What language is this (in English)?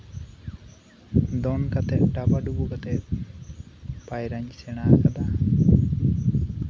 Santali